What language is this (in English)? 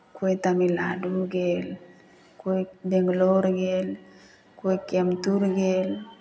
Maithili